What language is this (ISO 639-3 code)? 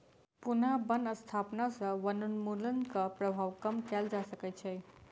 mai